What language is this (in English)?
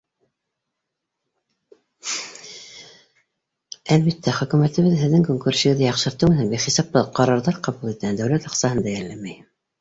Bashkir